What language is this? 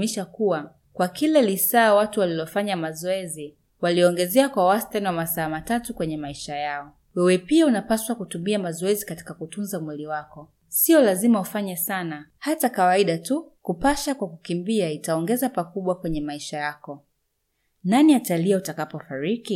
Swahili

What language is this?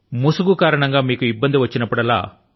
Telugu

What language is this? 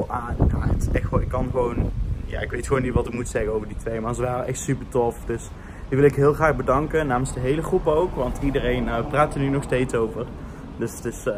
Dutch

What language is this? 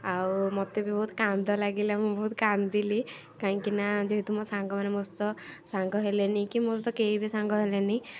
Odia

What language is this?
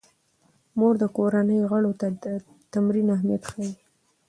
Pashto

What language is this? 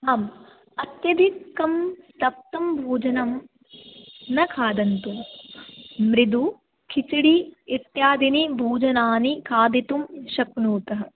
Sanskrit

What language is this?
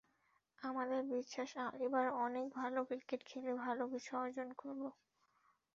Bangla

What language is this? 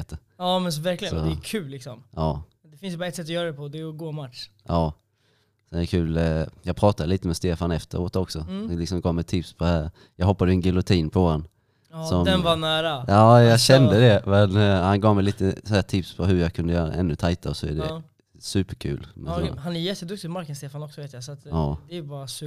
Swedish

